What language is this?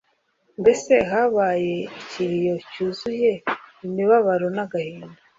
Kinyarwanda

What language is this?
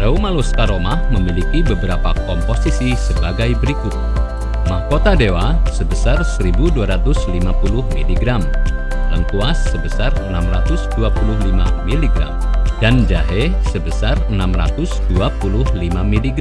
Indonesian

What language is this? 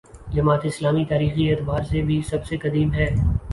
Urdu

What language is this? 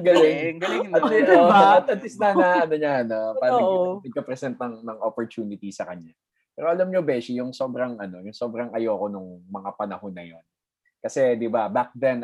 Filipino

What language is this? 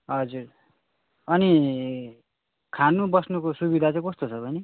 Nepali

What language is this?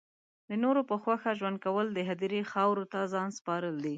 Pashto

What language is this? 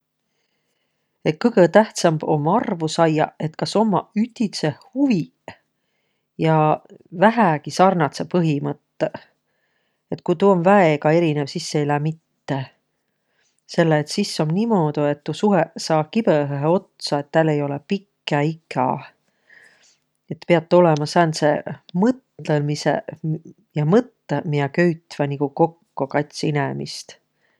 Võro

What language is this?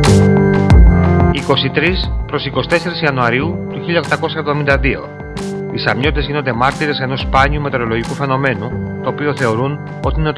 Greek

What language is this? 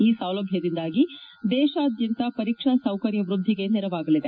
Kannada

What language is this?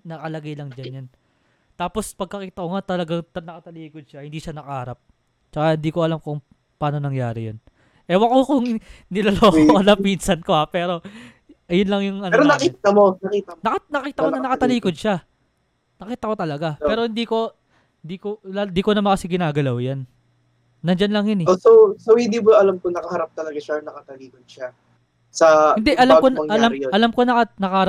Filipino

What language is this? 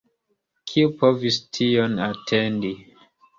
Esperanto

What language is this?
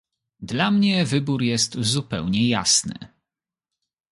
Polish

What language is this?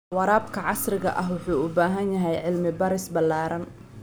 Somali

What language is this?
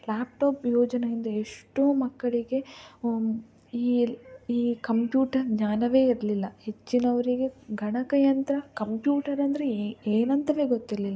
Kannada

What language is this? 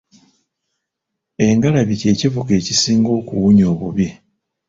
Ganda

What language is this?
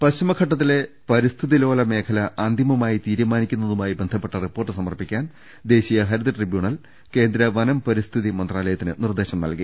Malayalam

